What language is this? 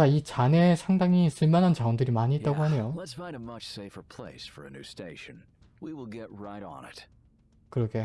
Korean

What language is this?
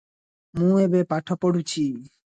Odia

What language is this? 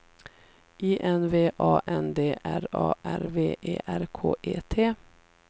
Swedish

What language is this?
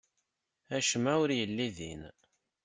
Kabyle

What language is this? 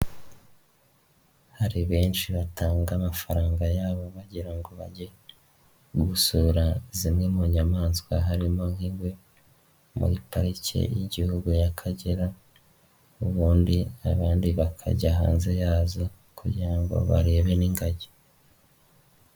Kinyarwanda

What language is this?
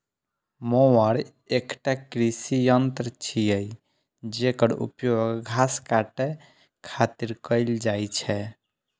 Maithili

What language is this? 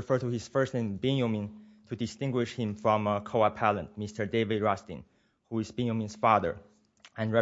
English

